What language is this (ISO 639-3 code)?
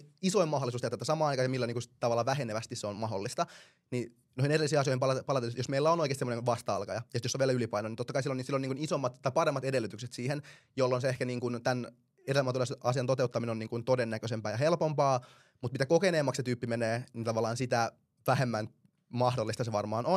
fin